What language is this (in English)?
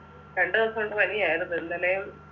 Malayalam